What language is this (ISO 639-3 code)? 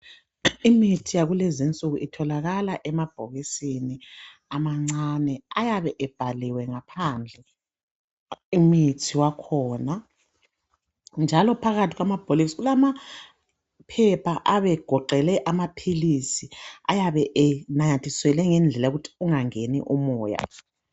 nde